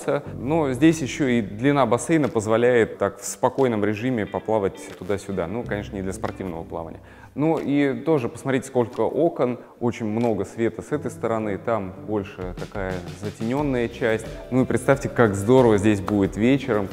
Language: Russian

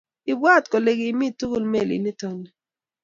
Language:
Kalenjin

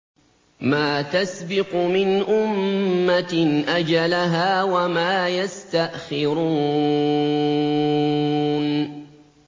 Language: Arabic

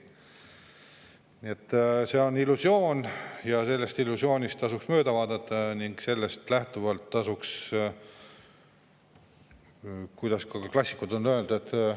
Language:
Estonian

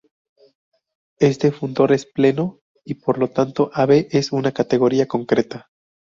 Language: Spanish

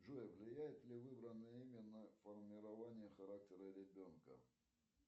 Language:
Russian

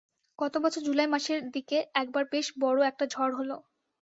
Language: Bangla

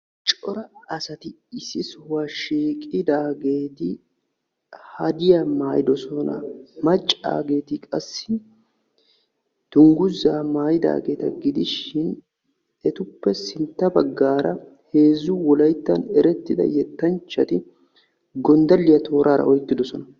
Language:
Wolaytta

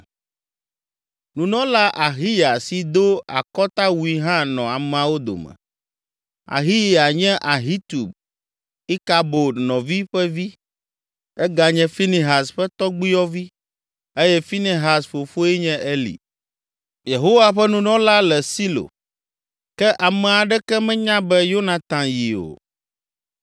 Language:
Ewe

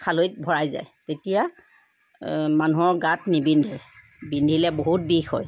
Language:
Assamese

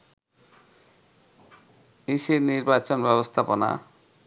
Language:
Bangla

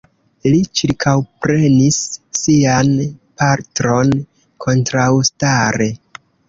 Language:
Esperanto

